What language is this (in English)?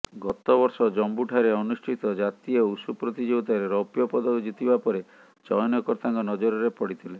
Odia